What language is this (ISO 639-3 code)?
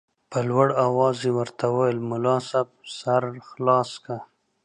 pus